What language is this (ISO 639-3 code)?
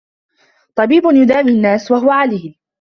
ara